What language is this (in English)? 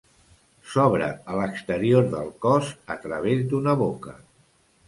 Catalan